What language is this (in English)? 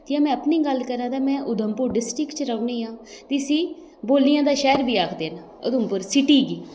Dogri